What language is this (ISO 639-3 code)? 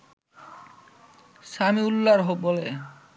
ben